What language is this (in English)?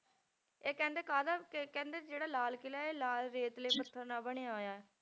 Punjabi